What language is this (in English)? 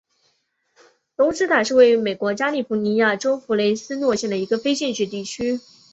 Chinese